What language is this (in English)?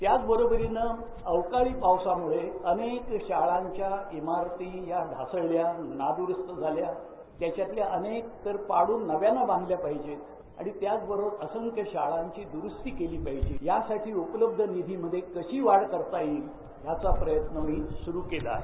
Marathi